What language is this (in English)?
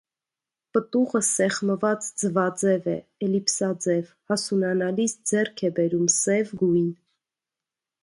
Armenian